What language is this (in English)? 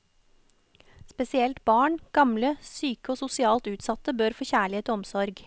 Norwegian